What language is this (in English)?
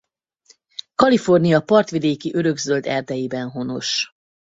Hungarian